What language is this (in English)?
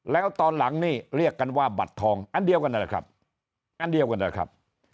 Thai